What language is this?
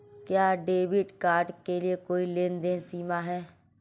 Hindi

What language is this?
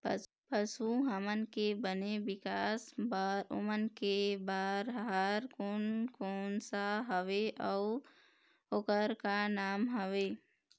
Chhattisgarhi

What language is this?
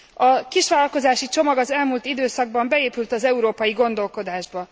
Hungarian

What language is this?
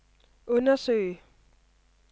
Danish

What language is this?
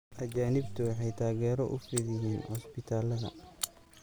Somali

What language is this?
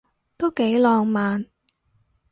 Cantonese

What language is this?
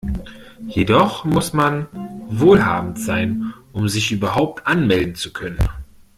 German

